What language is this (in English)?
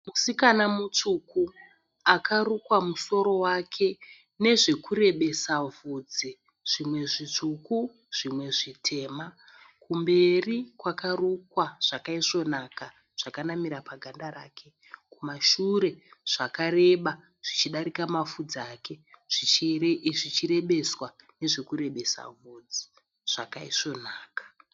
Shona